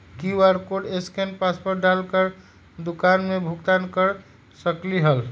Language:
Magahi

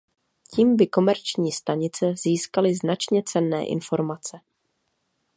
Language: Czech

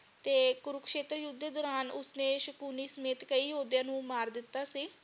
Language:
Punjabi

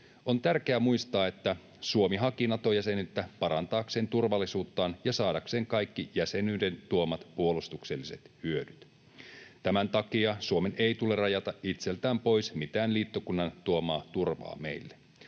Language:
Finnish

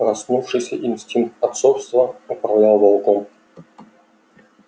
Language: Russian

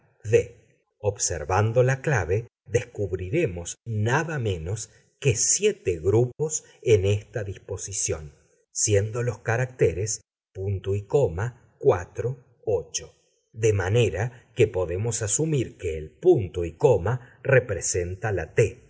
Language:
Spanish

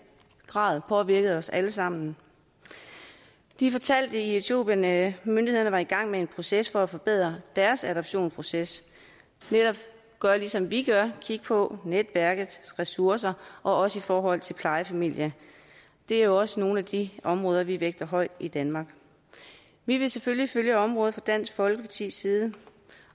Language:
Danish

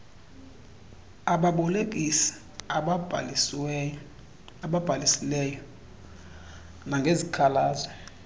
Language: Xhosa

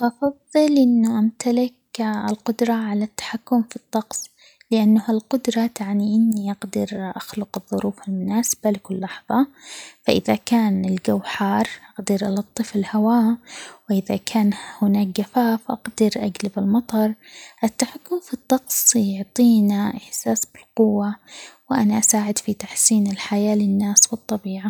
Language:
Omani Arabic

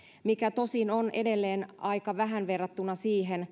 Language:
Finnish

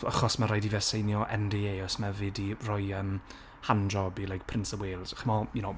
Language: Welsh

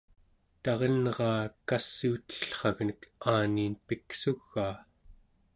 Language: Central Yupik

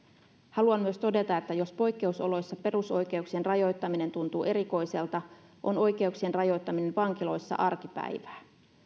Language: Finnish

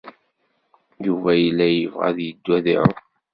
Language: Kabyle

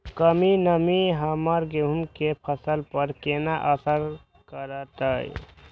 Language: Maithili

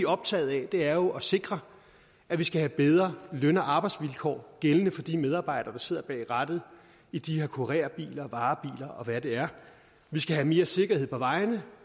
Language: Danish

